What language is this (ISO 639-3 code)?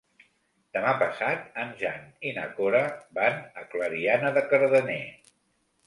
cat